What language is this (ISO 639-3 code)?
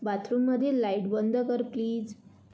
mar